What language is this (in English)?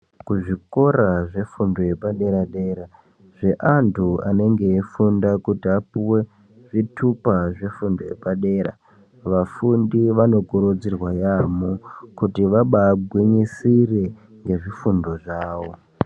Ndau